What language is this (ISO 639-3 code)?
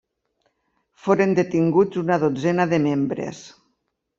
cat